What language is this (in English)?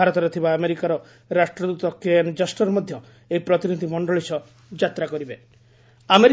Odia